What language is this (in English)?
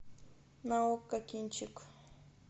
Russian